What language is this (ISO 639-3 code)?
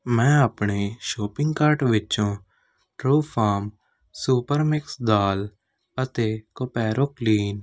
pan